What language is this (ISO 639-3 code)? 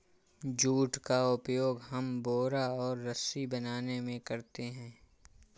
hin